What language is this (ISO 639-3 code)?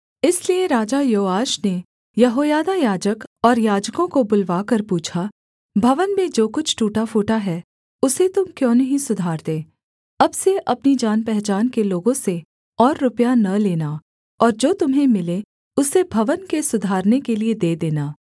hin